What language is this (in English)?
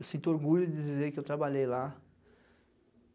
Portuguese